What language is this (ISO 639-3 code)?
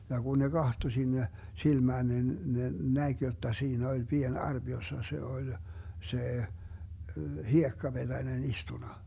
fin